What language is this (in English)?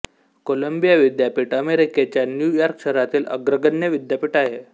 Marathi